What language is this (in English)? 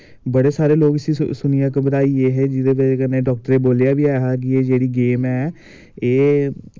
Dogri